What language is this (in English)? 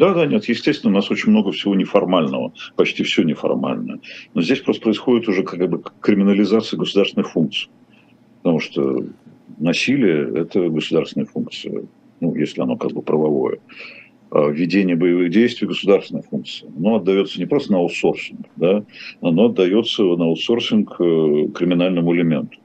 Russian